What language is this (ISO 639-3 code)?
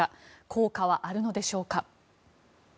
jpn